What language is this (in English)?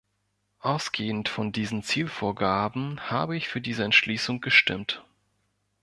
German